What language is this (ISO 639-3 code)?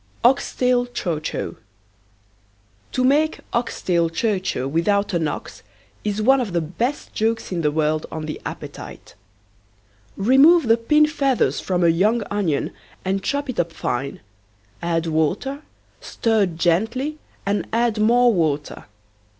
eng